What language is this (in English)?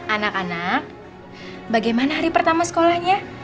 Indonesian